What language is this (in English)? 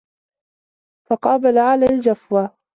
Arabic